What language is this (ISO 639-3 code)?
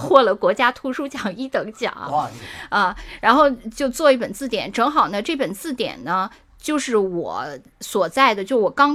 zho